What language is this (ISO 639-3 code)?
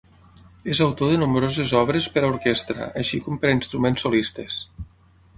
cat